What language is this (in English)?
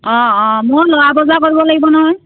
Assamese